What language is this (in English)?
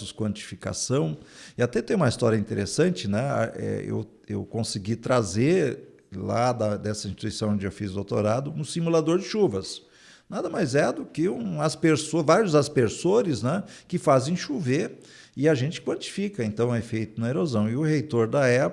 Portuguese